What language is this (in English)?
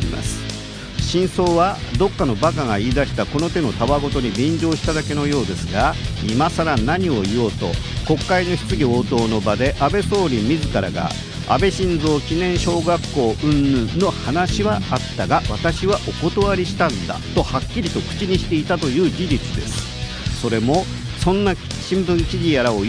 Japanese